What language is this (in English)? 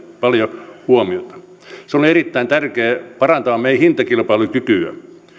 Finnish